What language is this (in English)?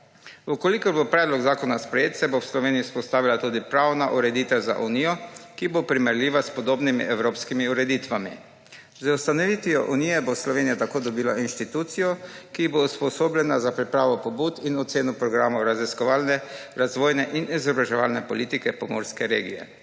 Slovenian